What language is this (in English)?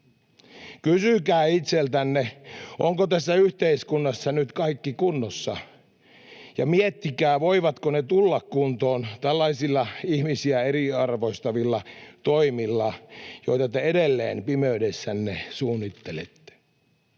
Finnish